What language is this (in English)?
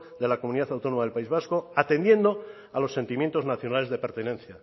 Spanish